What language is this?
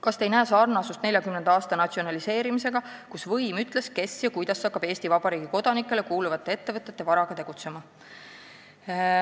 Estonian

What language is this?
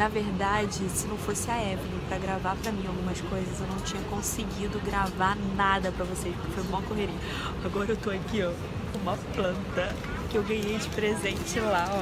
Portuguese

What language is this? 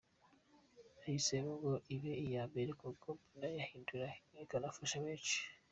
Kinyarwanda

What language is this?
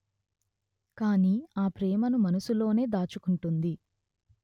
Telugu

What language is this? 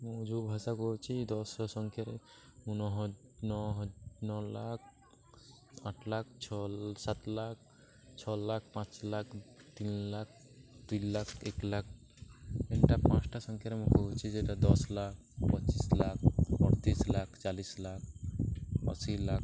Odia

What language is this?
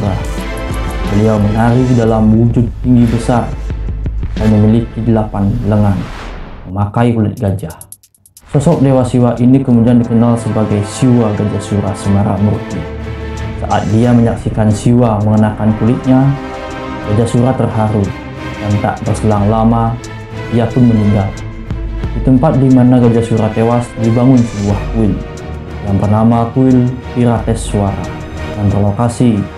Indonesian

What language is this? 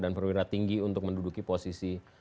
Indonesian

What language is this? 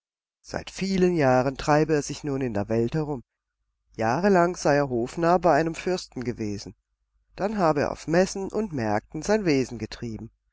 German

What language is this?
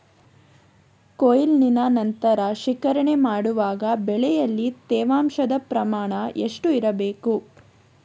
Kannada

